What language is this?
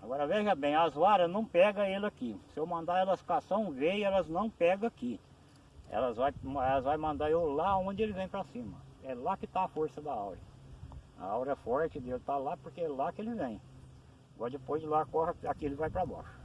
Portuguese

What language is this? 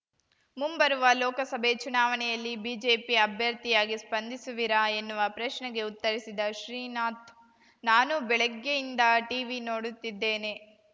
Kannada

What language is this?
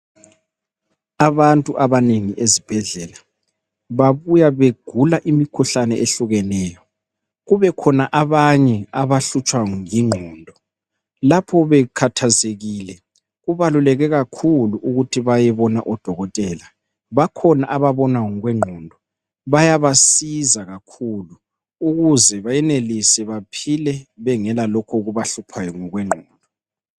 North Ndebele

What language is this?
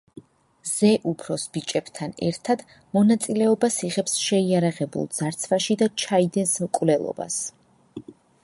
Georgian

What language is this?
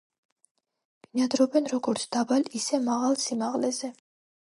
Georgian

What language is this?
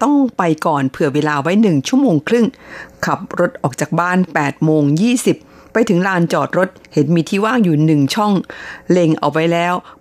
Thai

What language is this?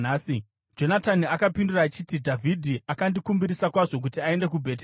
Shona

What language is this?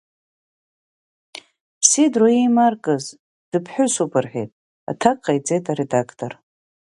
Abkhazian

